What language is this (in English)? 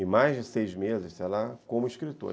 Portuguese